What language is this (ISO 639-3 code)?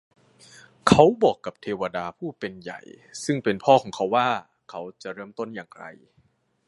tha